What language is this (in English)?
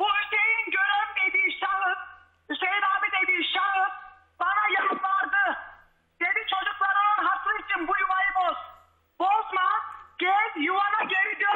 Turkish